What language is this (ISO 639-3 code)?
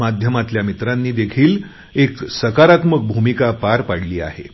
mar